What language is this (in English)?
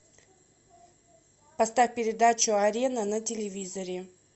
Russian